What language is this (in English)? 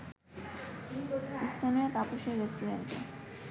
Bangla